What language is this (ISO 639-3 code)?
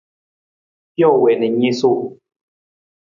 nmz